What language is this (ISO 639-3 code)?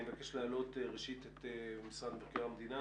heb